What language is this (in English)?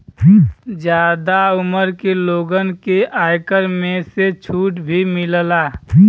Bhojpuri